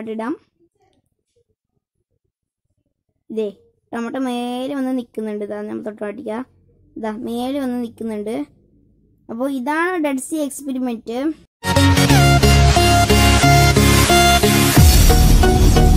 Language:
Turkish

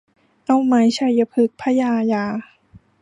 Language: Thai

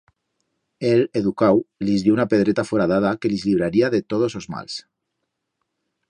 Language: Aragonese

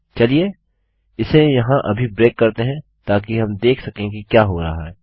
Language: Hindi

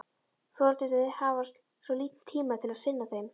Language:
Icelandic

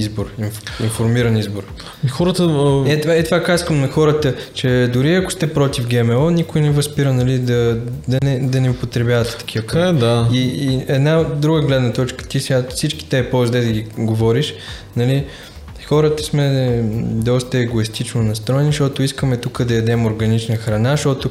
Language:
Bulgarian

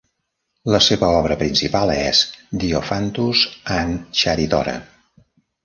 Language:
Catalan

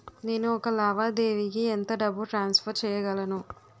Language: Telugu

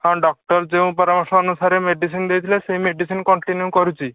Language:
Odia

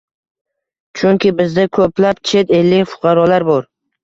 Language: Uzbek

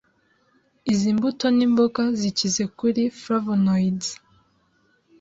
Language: Kinyarwanda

